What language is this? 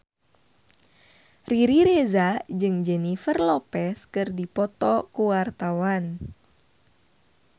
Sundanese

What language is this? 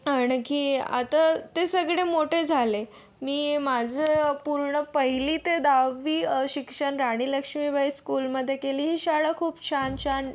Marathi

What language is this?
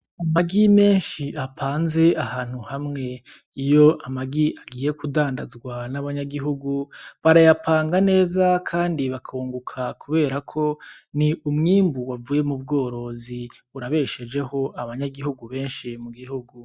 Rundi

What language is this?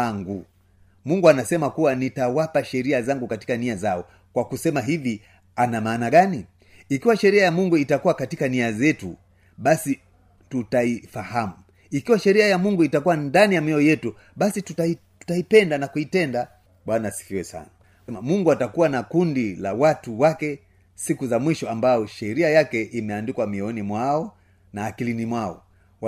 Swahili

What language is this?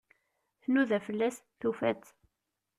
Kabyle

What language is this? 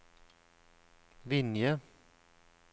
Norwegian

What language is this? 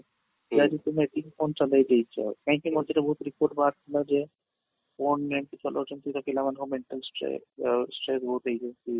Odia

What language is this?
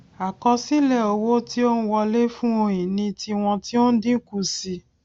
Yoruba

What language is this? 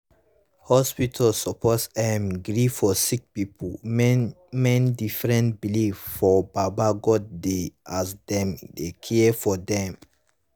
Nigerian Pidgin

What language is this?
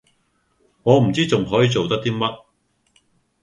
Cantonese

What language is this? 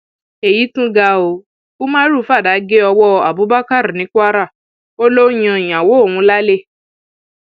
Yoruba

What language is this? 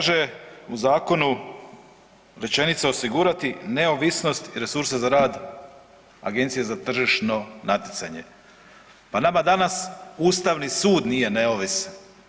Croatian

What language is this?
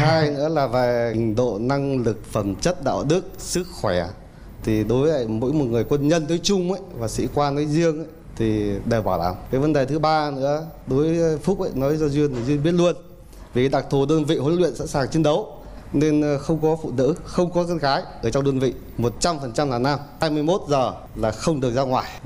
Vietnamese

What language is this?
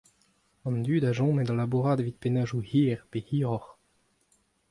Breton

